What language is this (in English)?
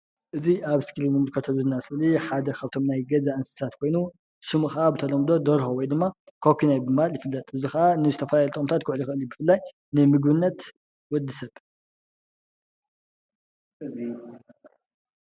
Tigrinya